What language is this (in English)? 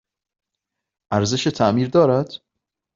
Persian